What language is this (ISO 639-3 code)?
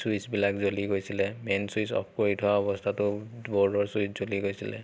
asm